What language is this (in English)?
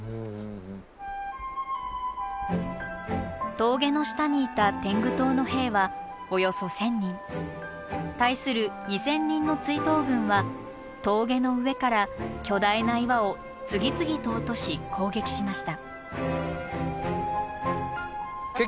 Japanese